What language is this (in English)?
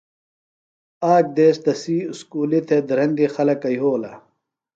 Phalura